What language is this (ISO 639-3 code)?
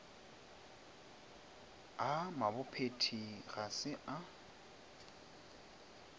nso